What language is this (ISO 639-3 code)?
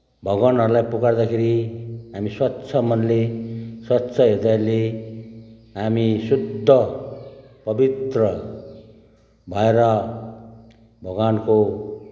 nep